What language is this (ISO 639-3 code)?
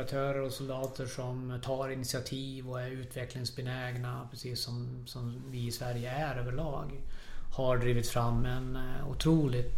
swe